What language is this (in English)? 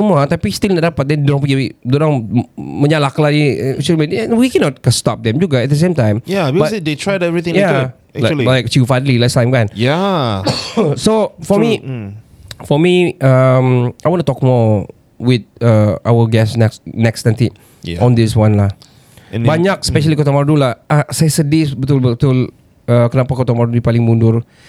Malay